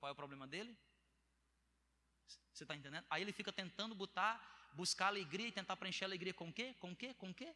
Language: Portuguese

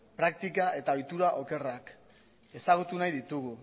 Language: Basque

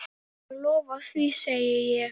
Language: Icelandic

